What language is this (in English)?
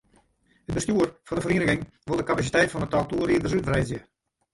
Western Frisian